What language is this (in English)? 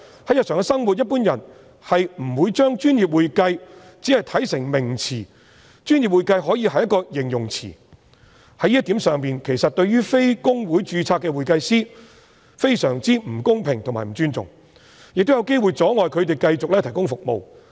Cantonese